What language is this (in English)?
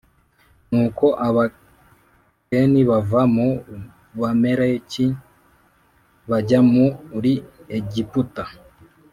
Kinyarwanda